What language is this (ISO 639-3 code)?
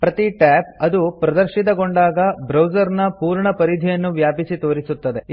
kan